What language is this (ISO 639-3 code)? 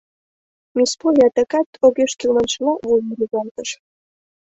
chm